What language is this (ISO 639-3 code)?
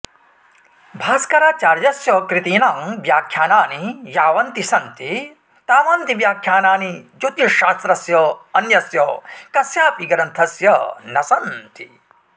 san